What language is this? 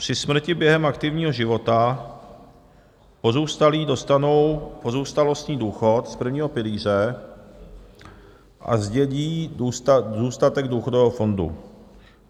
Czech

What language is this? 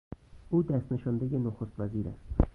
Persian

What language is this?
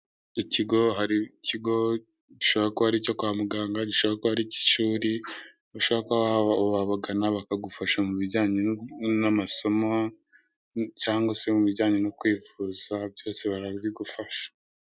Kinyarwanda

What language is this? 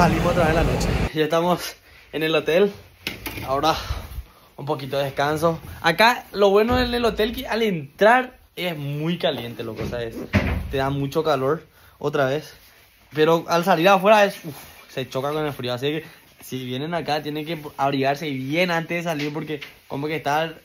Spanish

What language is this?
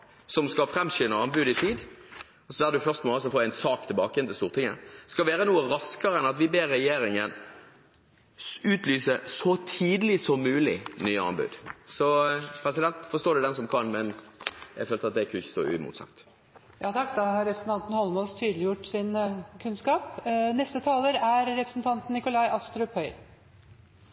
Norwegian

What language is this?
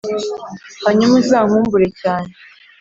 Kinyarwanda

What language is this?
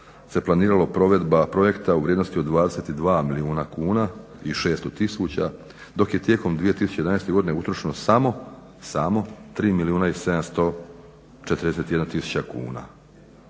Croatian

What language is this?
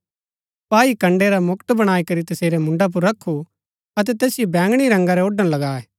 Gaddi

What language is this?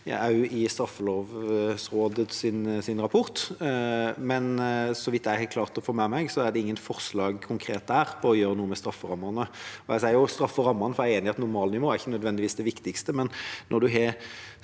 Norwegian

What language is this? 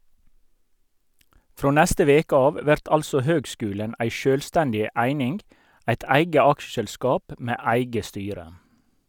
Norwegian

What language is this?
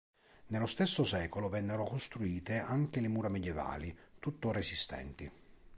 Italian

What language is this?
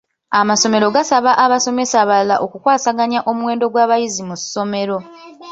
Ganda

